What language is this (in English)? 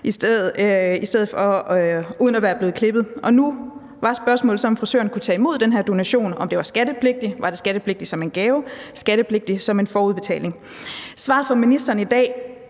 Danish